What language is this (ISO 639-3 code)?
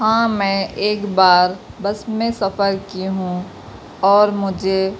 urd